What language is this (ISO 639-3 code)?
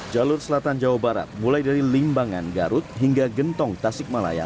ind